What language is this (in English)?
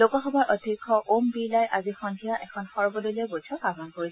Assamese